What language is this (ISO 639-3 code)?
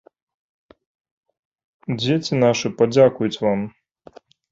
bel